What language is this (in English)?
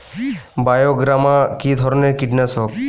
Bangla